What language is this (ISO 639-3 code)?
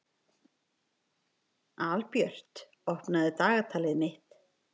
isl